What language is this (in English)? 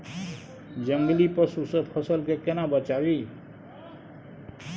Maithili